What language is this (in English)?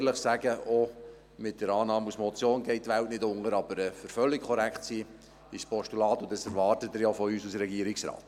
Swiss German